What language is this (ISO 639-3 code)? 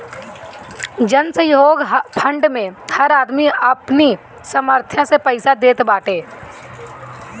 bho